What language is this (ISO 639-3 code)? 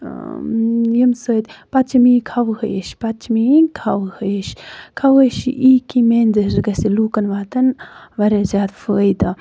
kas